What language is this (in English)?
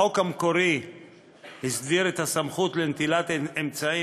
Hebrew